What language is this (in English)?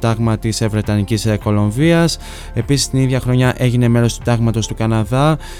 Greek